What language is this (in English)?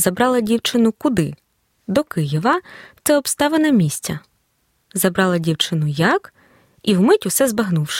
Ukrainian